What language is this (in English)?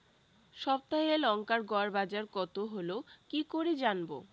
Bangla